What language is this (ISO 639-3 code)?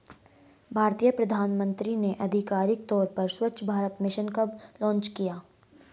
hin